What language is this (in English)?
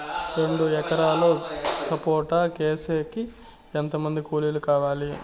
Telugu